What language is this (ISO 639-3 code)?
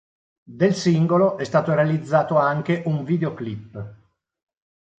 ita